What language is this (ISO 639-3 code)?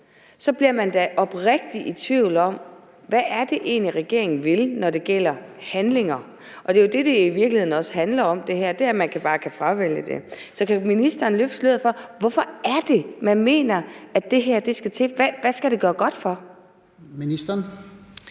dan